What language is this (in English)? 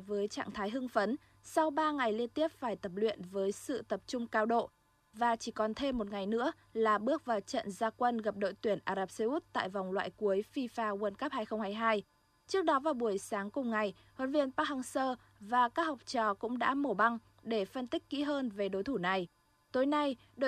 Vietnamese